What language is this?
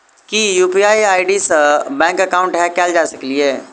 Maithili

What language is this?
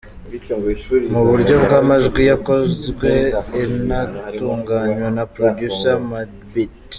Kinyarwanda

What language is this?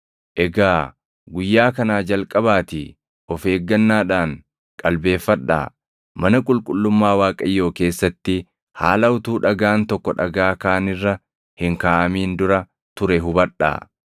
Oromo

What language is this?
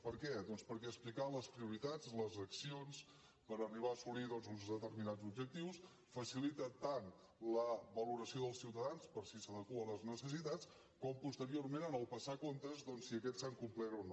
Catalan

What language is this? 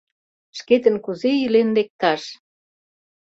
Mari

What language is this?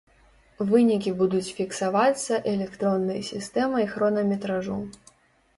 Belarusian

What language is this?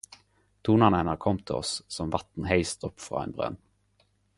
Norwegian Nynorsk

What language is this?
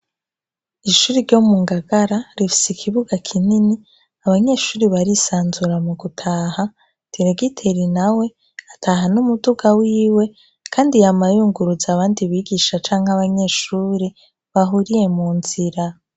Rundi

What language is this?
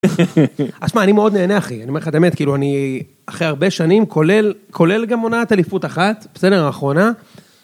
Hebrew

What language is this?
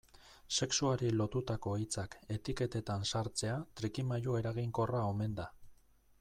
Basque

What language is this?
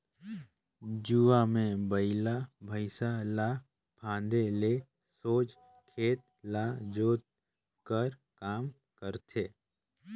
Chhattisgarhi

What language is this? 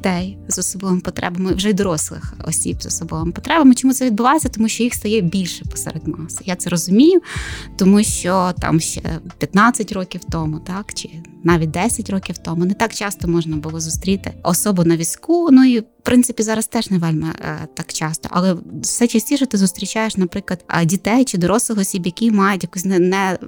Ukrainian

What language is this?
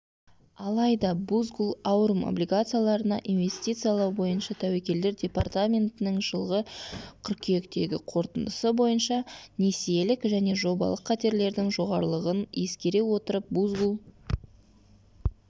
Kazakh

